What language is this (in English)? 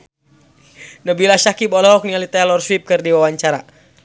Sundanese